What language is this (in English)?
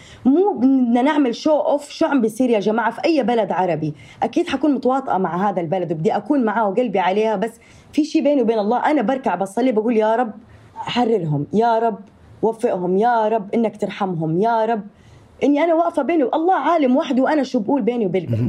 Arabic